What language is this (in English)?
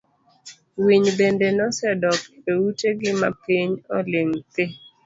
Luo (Kenya and Tanzania)